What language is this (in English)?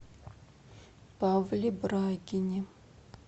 Russian